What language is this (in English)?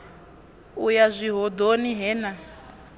Venda